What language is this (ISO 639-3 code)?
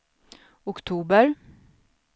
swe